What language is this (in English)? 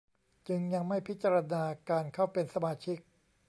Thai